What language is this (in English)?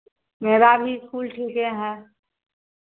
Hindi